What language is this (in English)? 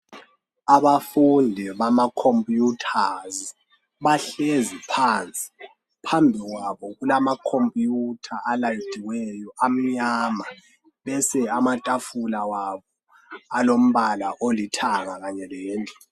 North Ndebele